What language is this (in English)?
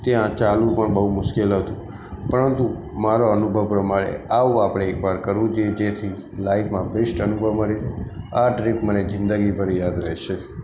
Gujarati